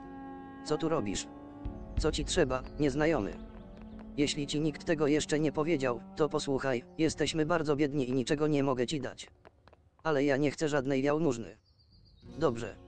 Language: Polish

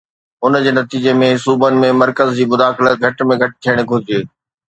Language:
Sindhi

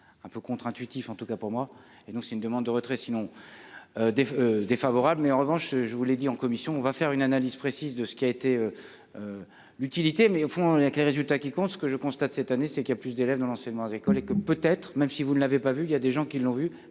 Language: French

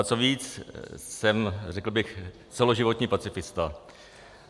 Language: Czech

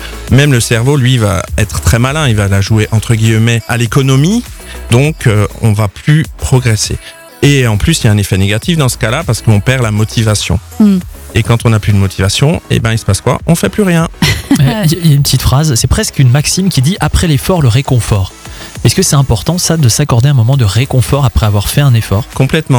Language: French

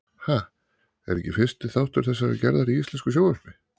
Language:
Icelandic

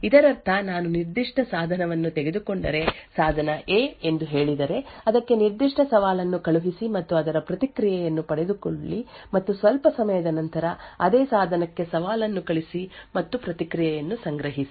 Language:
Kannada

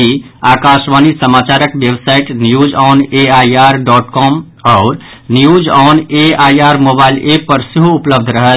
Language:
Maithili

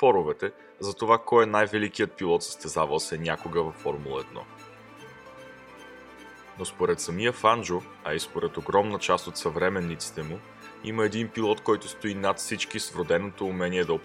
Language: Bulgarian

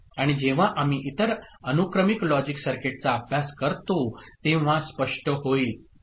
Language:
Marathi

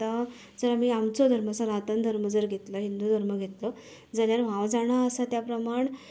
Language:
Konkani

